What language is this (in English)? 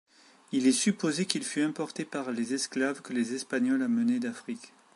French